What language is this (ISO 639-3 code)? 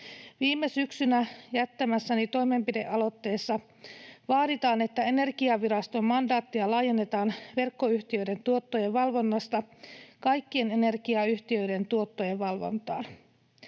fin